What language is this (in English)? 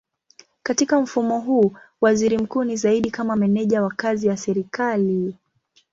Swahili